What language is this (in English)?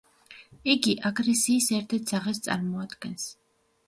Georgian